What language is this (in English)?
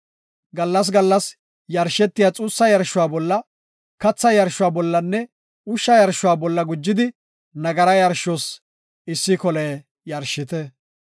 Gofa